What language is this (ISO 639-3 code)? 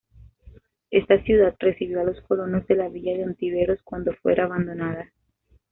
spa